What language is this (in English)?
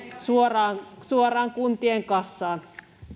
Finnish